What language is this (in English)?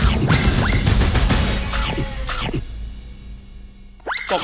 Thai